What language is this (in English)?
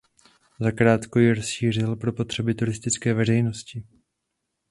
Czech